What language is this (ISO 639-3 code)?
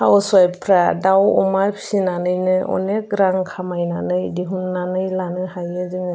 brx